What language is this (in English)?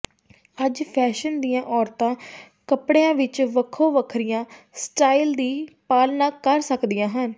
Punjabi